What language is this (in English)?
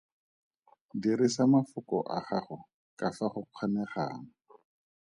Tswana